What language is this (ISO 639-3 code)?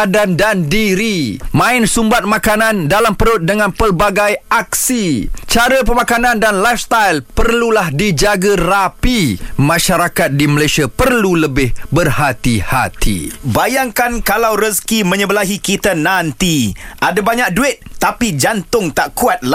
msa